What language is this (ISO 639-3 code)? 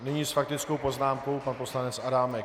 ces